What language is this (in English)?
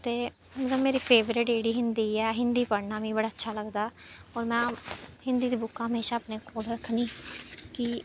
Dogri